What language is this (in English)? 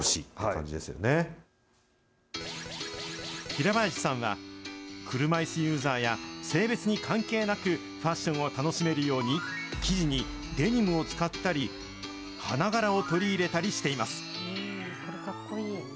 Japanese